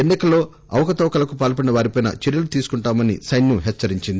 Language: Telugu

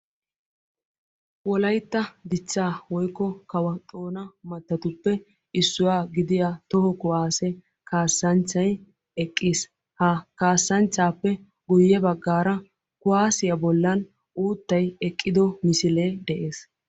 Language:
Wolaytta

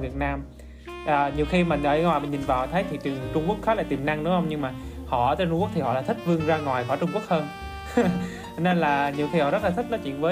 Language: Vietnamese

